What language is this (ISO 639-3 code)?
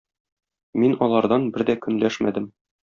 tat